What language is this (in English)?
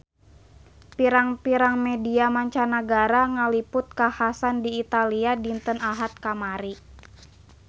Sundanese